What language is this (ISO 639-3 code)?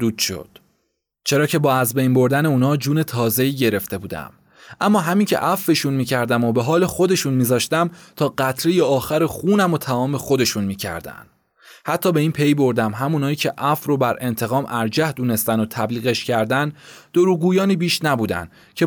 fas